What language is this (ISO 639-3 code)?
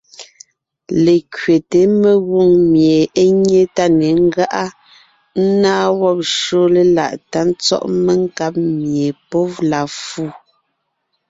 nnh